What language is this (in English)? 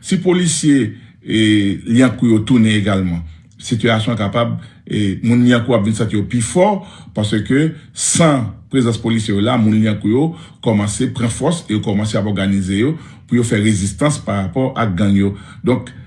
French